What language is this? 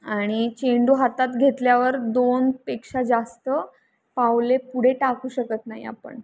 Marathi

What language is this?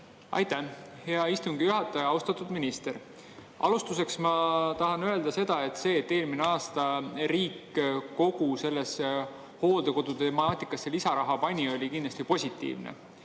Estonian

